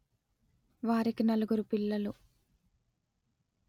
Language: Telugu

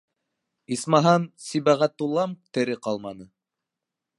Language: Bashkir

